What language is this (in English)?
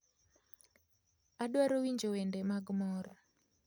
Luo (Kenya and Tanzania)